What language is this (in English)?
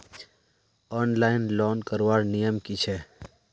Magahi